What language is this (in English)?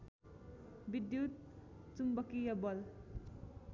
Nepali